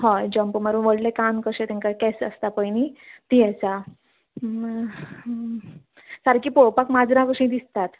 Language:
Konkani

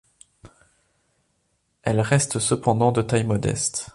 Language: French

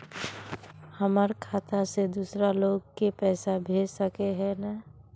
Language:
Magahi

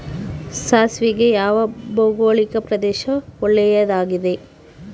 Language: Kannada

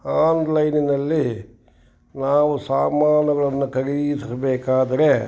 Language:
Kannada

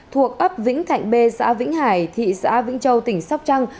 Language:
Vietnamese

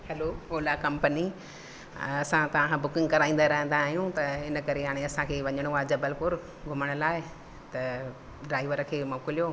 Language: Sindhi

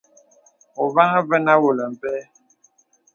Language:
Bebele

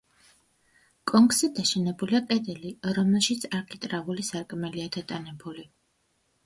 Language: Georgian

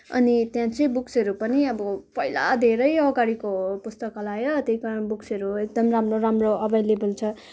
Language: Nepali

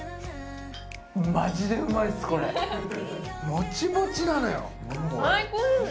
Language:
Japanese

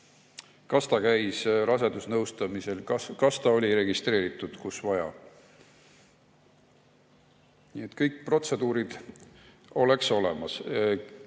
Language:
Estonian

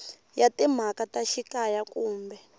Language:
Tsonga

